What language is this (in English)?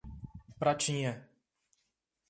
Portuguese